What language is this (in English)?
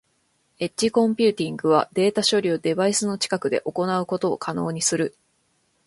Japanese